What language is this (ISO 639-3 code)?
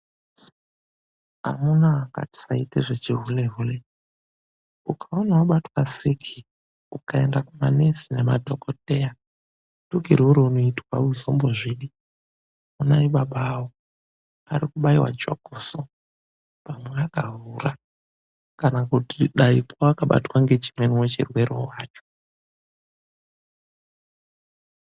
ndc